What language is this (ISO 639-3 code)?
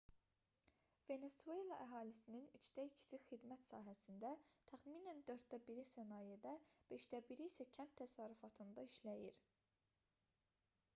aze